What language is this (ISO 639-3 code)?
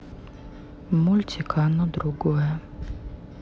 rus